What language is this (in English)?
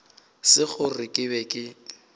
Northern Sotho